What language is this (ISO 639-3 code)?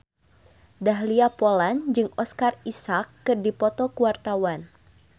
sun